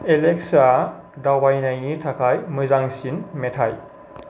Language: Bodo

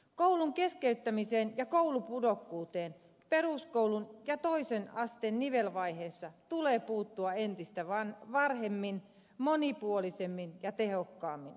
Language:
Finnish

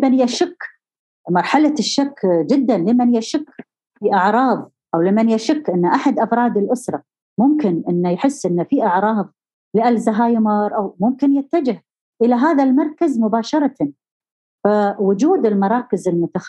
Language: Arabic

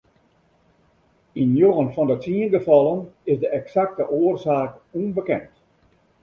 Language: Western Frisian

